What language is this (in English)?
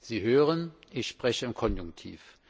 German